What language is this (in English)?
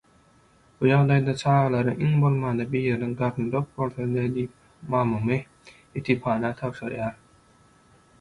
Turkmen